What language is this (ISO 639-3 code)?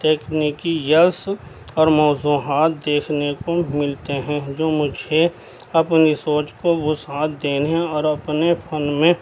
urd